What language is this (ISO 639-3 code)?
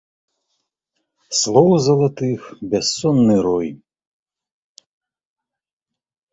bel